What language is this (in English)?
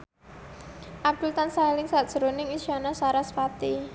Javanese